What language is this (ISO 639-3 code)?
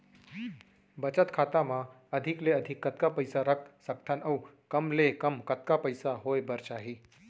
hne